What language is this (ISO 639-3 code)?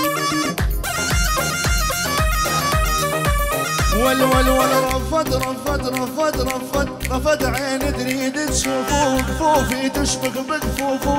ara